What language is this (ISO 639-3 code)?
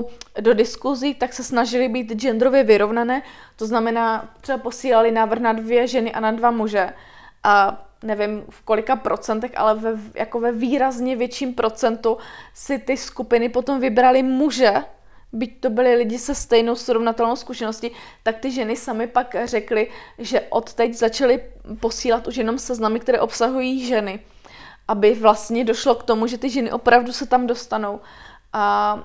ces